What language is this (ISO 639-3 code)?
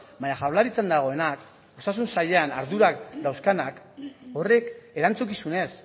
eus